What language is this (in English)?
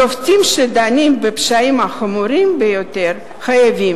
Hebrew